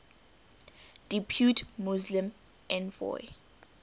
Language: English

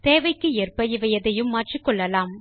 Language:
Tamil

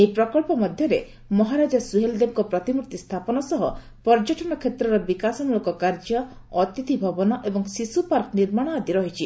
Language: Odia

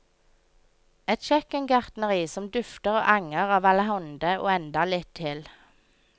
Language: Norwegian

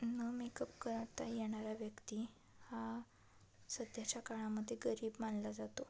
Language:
Marathi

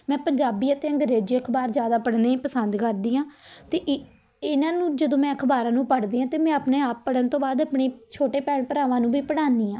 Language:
Punjabi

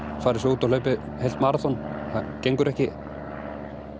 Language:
Icelandic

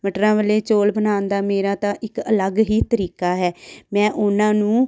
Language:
Punjabi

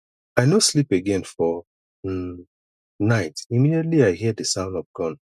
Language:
Nigerian Pidgin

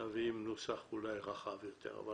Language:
Hebrew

